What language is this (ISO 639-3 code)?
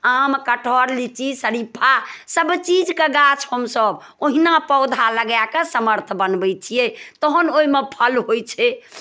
mai